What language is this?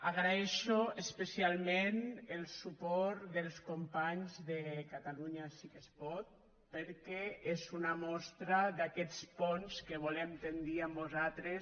Catalan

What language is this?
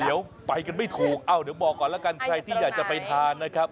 Thai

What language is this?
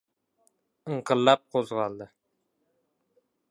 Uzbek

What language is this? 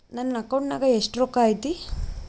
Kannada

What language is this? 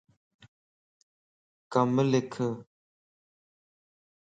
Lasi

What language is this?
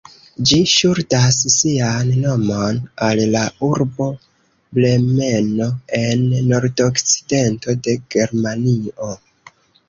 Esperanto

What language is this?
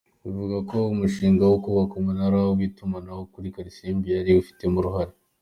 Kinyarwanda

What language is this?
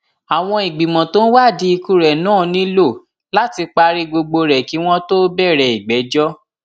Yoruba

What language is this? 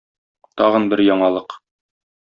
Tatar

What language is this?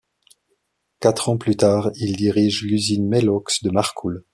French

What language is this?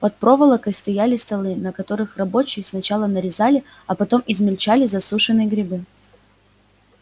Russian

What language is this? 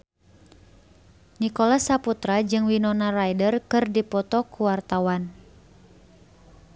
Sundanese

